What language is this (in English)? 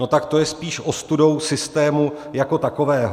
Czech